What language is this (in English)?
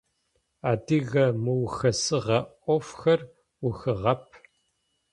Adyghe